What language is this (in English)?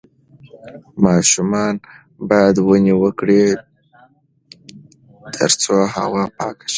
Pashto